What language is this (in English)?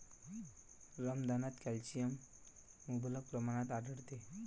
Marathi